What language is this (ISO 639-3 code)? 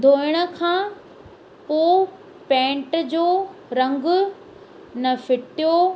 snd